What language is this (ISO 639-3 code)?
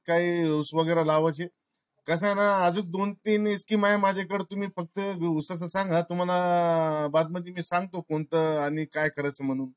mar